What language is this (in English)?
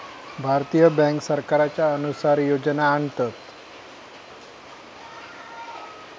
Marathi